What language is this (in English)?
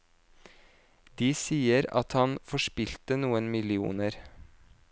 Norwegian